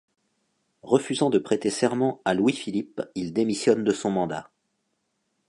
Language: French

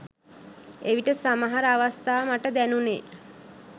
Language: Sinhala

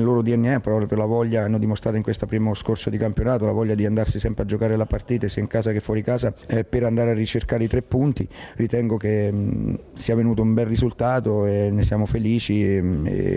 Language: Italian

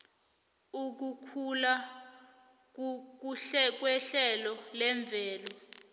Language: South Ndebele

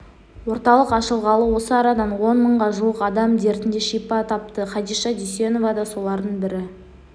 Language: Kazakh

